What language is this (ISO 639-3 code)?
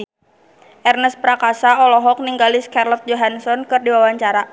sun